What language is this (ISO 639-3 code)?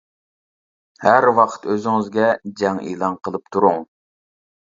uig